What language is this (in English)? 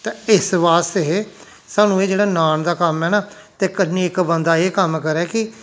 Dogri